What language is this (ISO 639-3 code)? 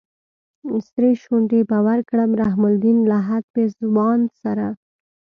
pus